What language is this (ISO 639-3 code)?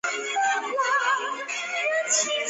zho